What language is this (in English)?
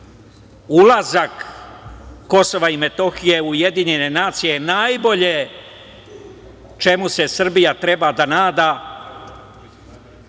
Serbian